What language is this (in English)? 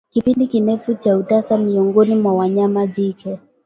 Swahili